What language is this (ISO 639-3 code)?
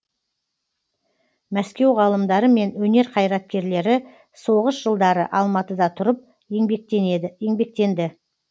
kaz